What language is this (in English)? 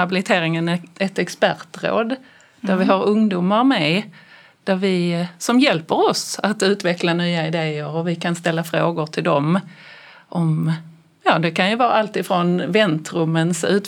Swedish